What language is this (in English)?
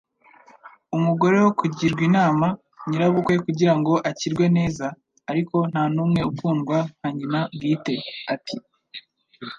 Kinyarwanda